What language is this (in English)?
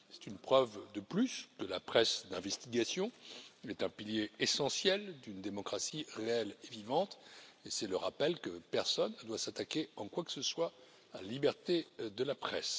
French